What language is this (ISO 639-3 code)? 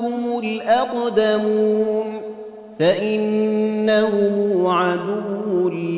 ara